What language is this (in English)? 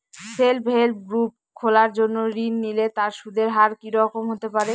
Bangla